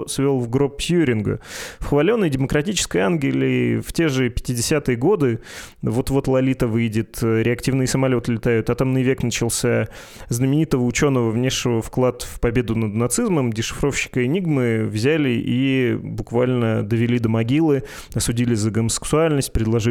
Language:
Russian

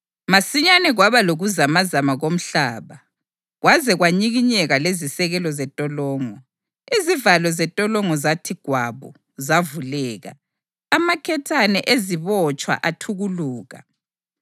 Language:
North Ndebele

